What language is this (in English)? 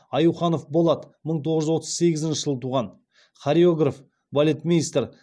Kazakh